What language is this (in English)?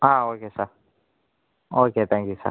Tamil